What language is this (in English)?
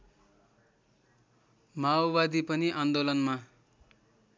Nepali